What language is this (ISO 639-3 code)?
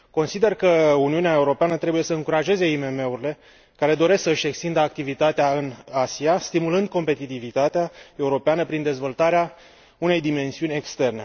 ron